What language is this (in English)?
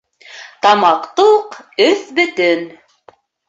Bashkir